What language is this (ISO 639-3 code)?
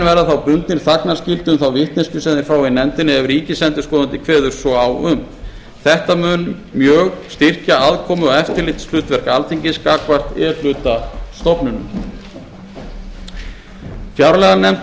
isl